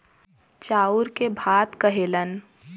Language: Bhojpuri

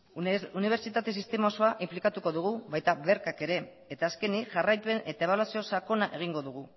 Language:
Basque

